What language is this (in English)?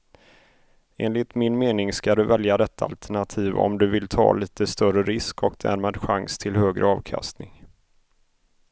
Swedish